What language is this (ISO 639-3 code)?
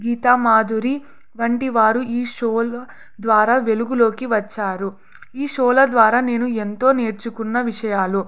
tel